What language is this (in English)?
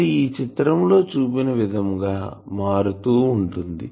Telugu